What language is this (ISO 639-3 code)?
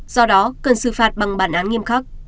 vie